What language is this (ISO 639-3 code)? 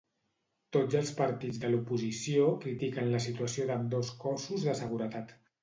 cat